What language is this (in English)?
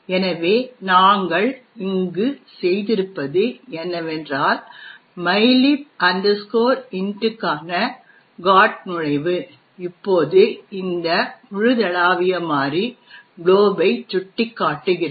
Tamil